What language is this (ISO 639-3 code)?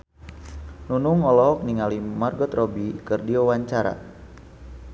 sun